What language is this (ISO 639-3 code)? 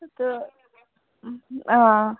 kas